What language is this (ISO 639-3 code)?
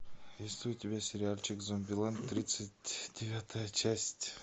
rus